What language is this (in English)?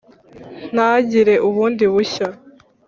Kinyarwanda